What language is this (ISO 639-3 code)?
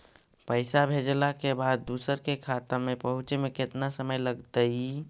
mag